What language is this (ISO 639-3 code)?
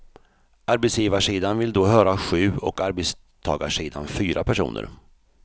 swe